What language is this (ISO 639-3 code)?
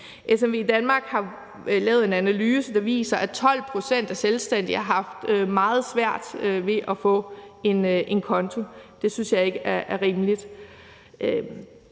dan